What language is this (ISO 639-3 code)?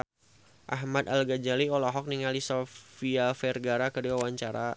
sun